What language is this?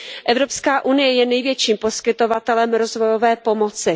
Czech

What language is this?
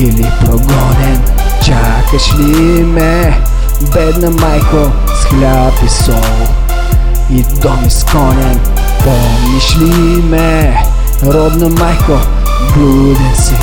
Bulgarian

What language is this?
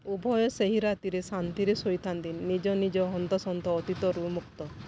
Odia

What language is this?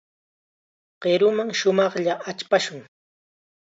Chiquián Ancash Quechua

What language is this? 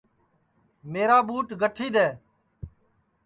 Sansi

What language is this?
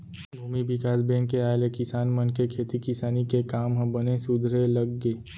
Chhattisgarhi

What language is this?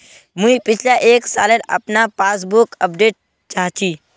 Magahi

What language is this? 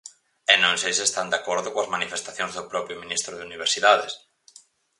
Galician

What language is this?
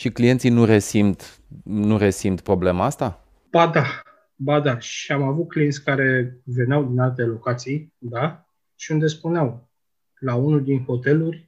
Romanian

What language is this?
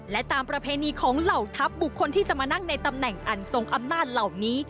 Thai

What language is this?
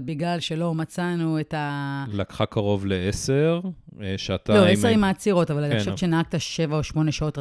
Hebrew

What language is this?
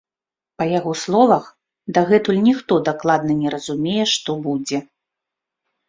Belarusian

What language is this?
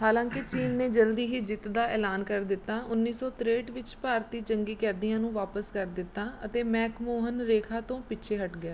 Punjabi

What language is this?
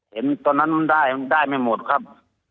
Thai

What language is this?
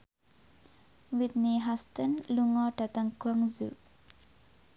Javanese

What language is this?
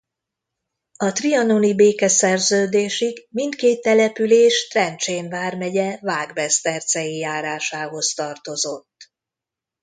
Hungarian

